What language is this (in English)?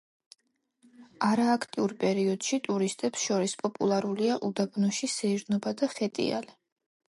Georgian